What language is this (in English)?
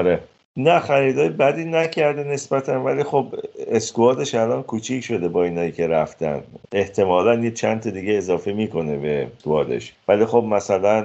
Persian